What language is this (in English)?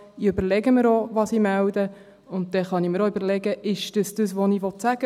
Swiss German